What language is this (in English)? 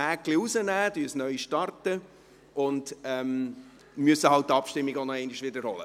Swiss German